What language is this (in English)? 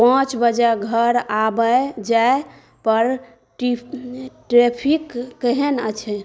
Maithili